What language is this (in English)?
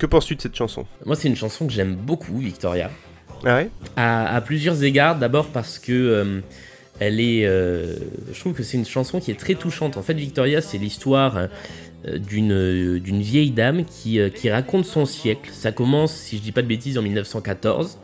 French